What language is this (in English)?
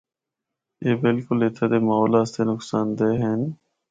Northern Hindko